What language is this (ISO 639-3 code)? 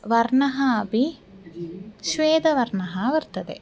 san